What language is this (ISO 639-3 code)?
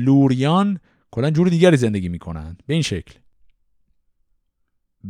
fas